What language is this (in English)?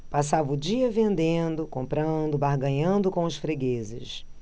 Portuguese